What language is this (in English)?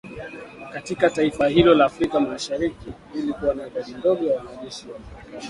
Swahili